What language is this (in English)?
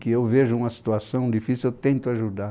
Portuguese